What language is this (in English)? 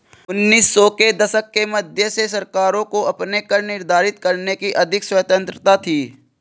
Hindi